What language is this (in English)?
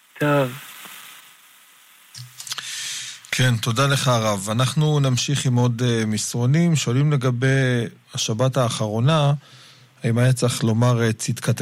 Hebrew